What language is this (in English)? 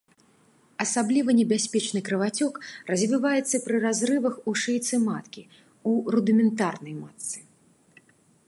Belarusian